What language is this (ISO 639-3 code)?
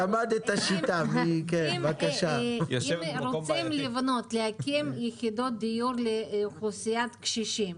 heb